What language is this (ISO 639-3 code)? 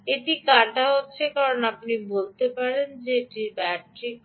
ben